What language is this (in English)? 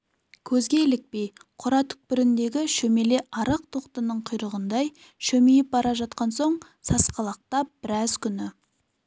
Kazakh